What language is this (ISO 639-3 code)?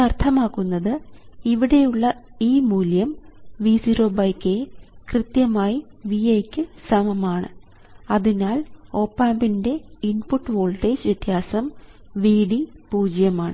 mal